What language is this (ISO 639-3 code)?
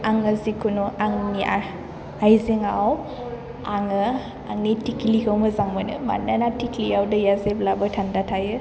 brx